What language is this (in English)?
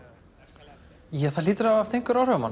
Icelandic